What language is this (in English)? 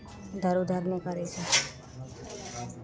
Maithili